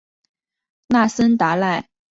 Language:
Chinese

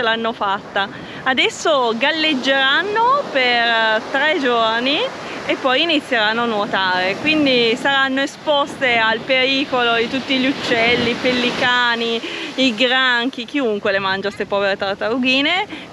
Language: Italian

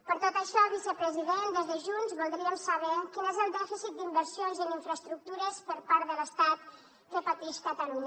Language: Catalan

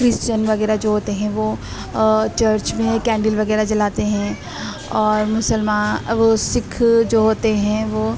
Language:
Urdu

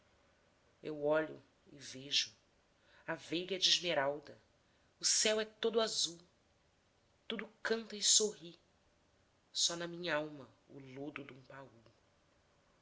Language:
Portuguese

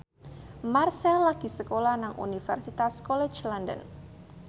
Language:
Javanese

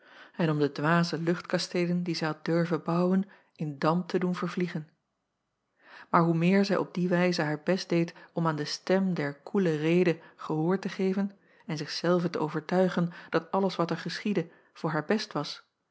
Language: Dutch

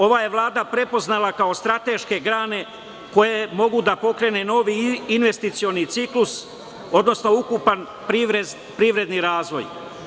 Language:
Serbian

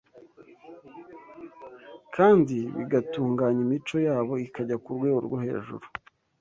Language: Kinyarwanda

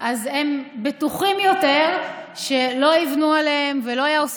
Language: Hebrew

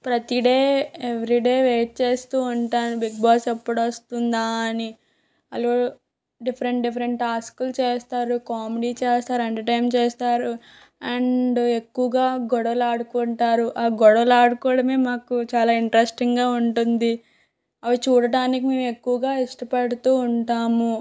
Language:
Telugu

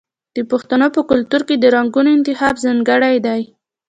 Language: Pashto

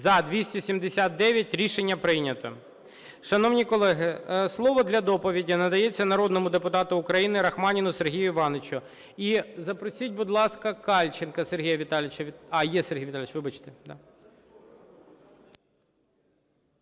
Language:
Ukrainian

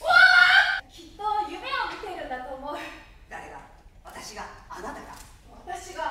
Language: Japanese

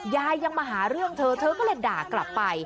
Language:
Thai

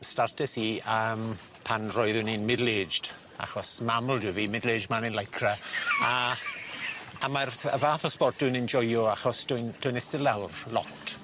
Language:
Welsh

